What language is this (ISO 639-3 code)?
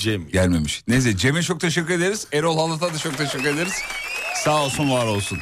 tur